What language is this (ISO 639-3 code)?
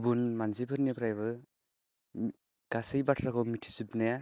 brx